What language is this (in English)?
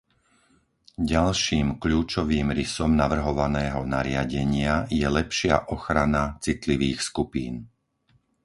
Slovak